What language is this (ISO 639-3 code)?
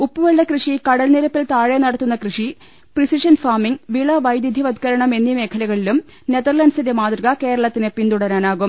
mal